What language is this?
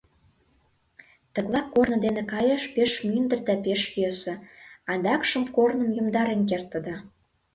Mari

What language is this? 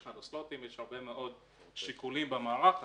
Hebrew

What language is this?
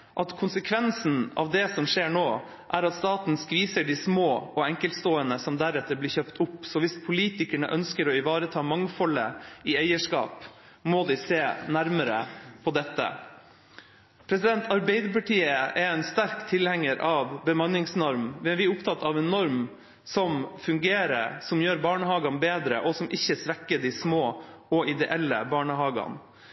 Norwegian Bokmål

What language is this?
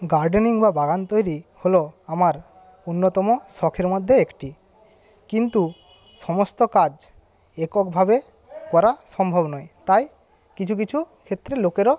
Bangla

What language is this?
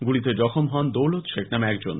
Bangla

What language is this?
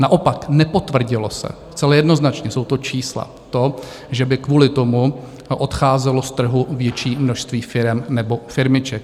Czech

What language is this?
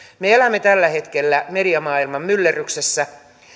Finnish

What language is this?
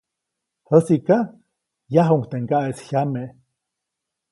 Copainalá Zoque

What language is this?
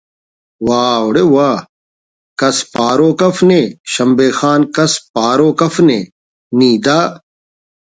Brahui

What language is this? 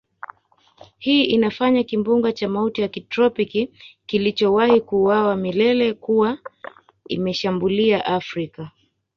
Swahili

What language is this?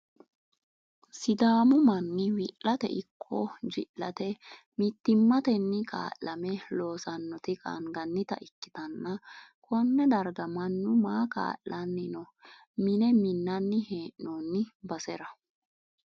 Sidamo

